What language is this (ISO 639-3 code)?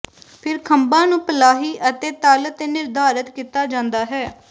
pan